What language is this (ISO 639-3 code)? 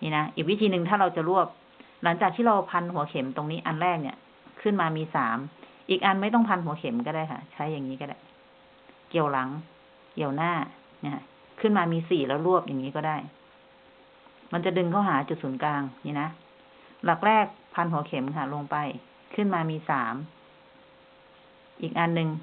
tha